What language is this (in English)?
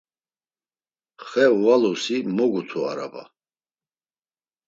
Laz